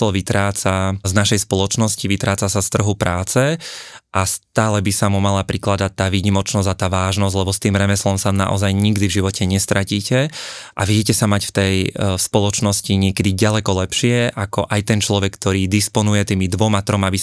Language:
Slovak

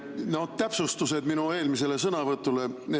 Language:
Estonian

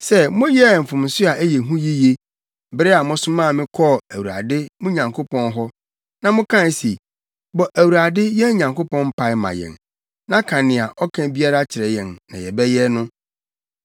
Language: Akan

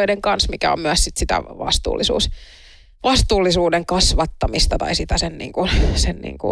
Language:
Finnish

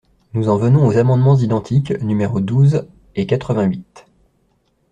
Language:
French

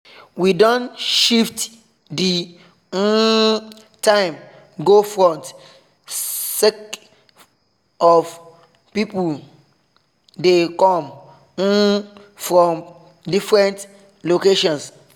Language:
Nigerian Pidgin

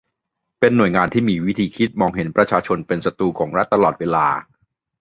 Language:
Thai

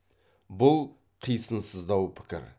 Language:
Kazakh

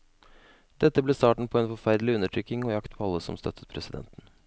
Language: Norwegian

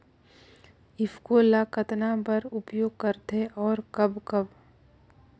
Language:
Chhattisgarhi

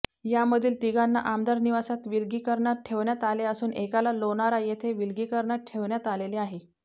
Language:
Marathi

